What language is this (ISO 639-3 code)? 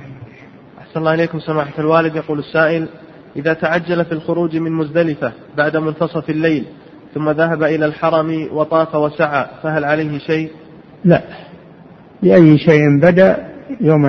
ara